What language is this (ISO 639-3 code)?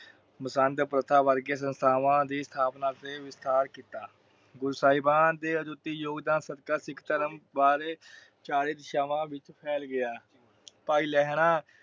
pan